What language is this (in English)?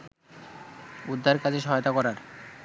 Bangla